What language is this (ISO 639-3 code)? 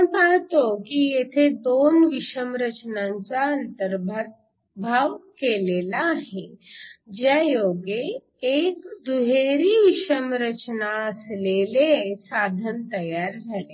mar